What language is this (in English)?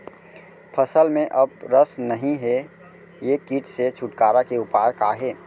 Chhattisgarhi